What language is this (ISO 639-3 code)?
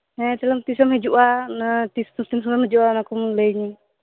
sat